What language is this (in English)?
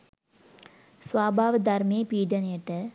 Sinhala